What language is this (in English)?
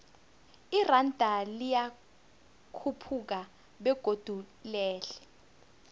South Ndebele